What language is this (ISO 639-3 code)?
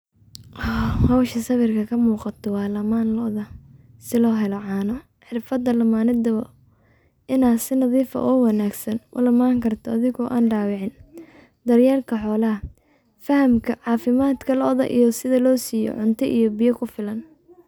som